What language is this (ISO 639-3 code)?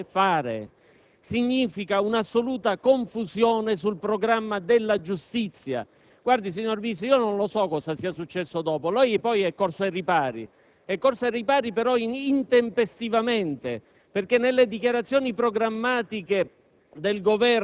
ita